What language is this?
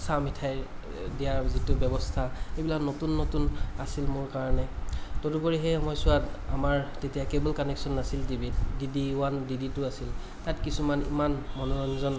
Assamese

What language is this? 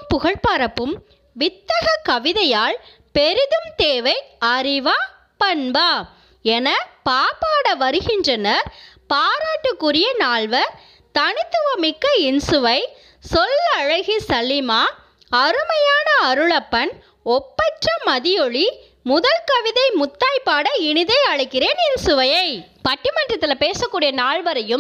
Tamil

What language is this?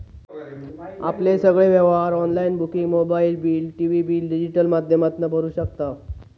Marathi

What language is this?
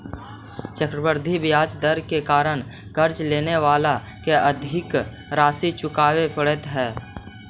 Magahi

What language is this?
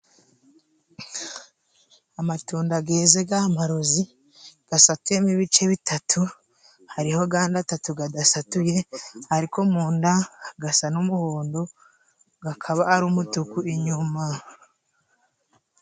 Kinyarwanda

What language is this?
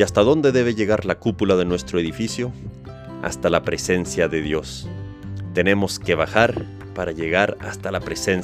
Spanish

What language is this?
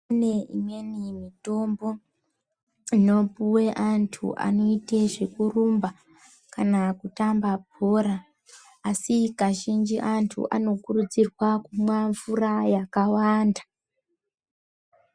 Ndau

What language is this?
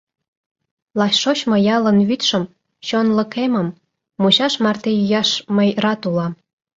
Mari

